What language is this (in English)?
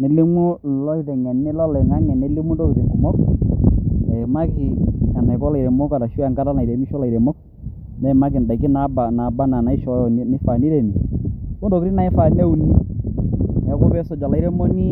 Masai